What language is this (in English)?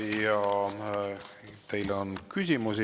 Estonian